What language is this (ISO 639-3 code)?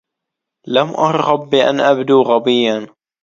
ara